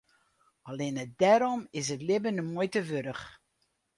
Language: Western Frisian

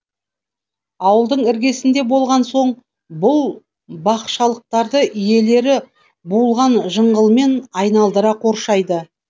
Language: Kazakh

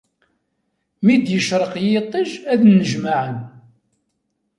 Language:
Kabyle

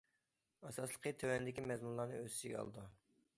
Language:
Uyghur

